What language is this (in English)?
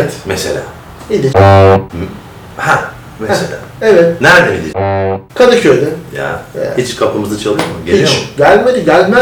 Turkish